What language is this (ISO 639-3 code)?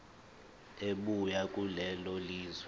zul